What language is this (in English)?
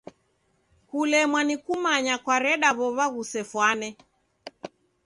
Taita